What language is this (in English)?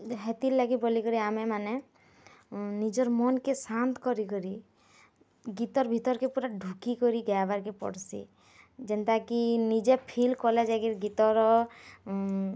Odia